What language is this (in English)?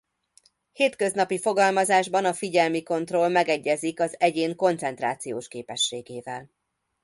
Hungarian